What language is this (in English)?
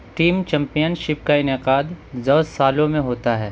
Urdu